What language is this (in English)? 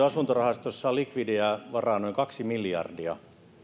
Finnish